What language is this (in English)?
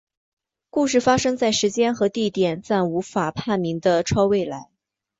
Chinese